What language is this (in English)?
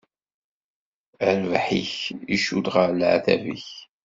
Kabyle